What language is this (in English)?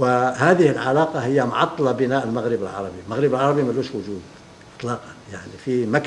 Arabic